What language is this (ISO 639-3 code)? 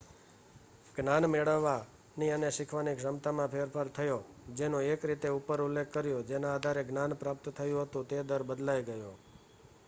guj